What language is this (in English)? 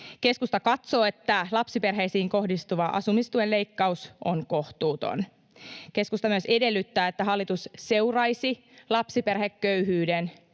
Finnish